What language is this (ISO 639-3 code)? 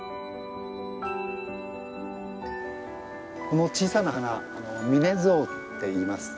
jpn